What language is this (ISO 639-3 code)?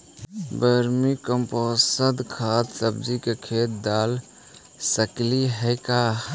mag